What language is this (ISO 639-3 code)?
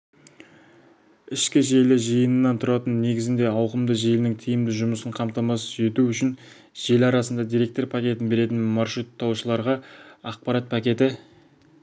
kaz